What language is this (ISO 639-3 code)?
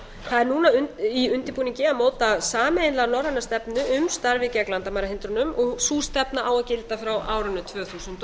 isl